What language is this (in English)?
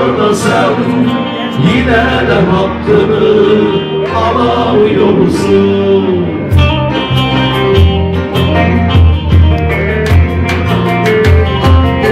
Turkish